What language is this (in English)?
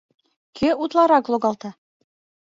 Mari